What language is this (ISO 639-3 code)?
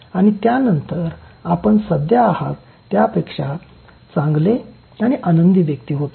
mar